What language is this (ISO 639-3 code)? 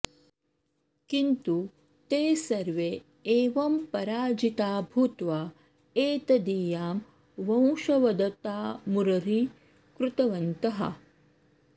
san